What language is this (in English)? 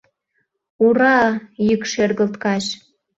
Mari